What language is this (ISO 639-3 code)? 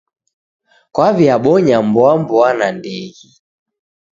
dav